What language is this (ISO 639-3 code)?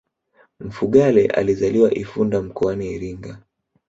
swa